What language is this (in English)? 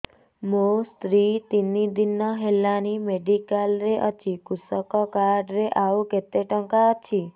Odia